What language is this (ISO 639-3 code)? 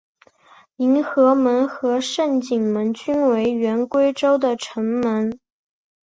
zho